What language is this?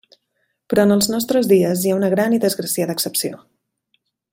Catalan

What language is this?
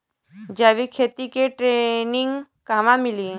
Bhojpuri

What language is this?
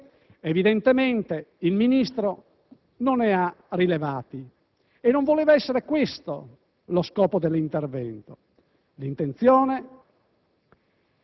Italian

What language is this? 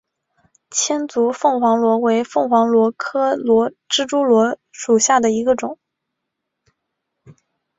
Chinese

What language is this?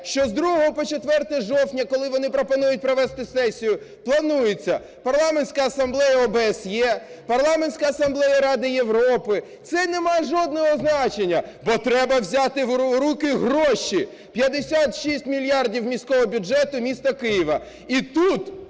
Ukrainian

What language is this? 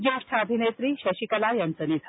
Marathi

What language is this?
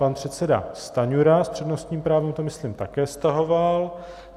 Czech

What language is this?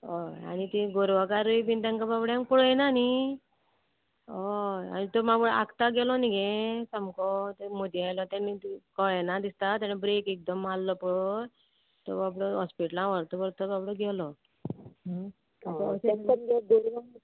Konkani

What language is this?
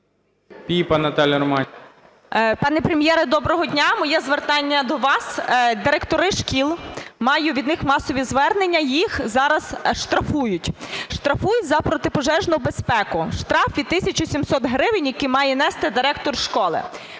Ukrainian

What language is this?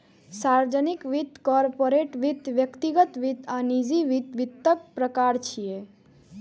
Maithili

